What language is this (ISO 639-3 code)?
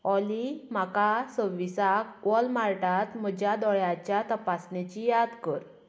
kok